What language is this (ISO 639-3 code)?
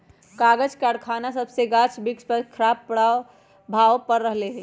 mag